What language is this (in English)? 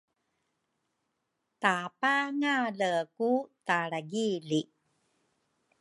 Rukai